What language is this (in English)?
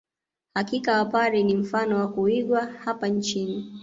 Swahili